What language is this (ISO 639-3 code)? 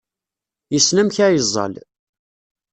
kab